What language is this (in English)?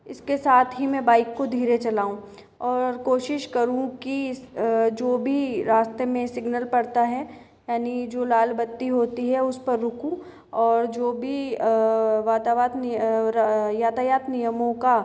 Hindi